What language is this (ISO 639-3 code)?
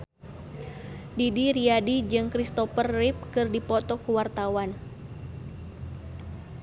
sun